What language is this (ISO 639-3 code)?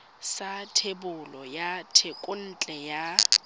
tsn